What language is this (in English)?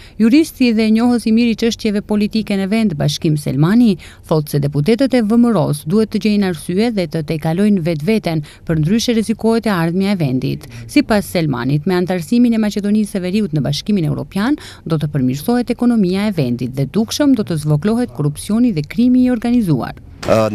Romanian